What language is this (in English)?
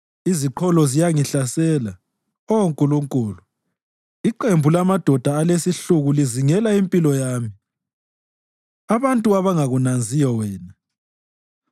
North Ndebele